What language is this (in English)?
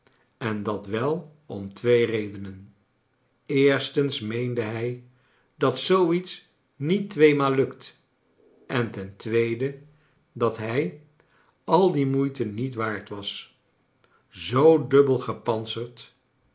Dutch